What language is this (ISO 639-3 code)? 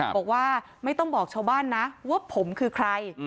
tha